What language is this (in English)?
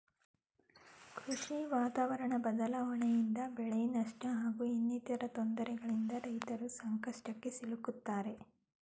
Kannada